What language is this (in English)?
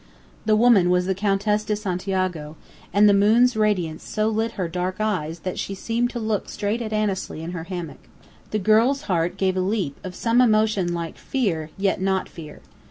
English